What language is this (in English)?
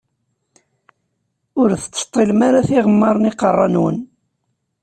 Kabyle